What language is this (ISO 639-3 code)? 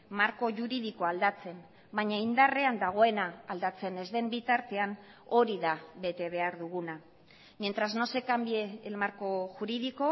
eus